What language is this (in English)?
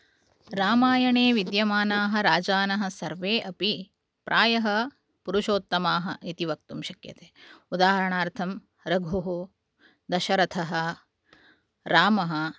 Sanskrit